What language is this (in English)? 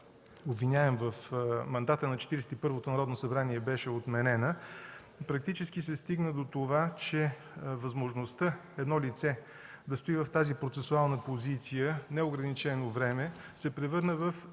Bulgarian